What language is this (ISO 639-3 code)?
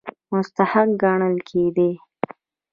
pus